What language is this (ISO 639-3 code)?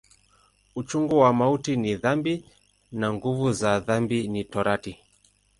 swa